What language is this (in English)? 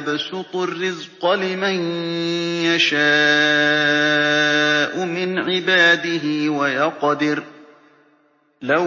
Arabic